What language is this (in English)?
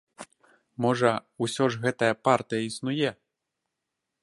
Belarusian